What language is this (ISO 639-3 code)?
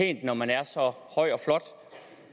dan